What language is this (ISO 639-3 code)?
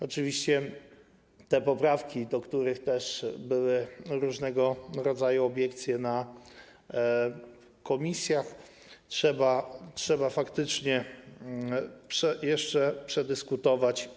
pol